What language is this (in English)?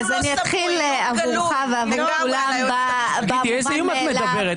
Hebrew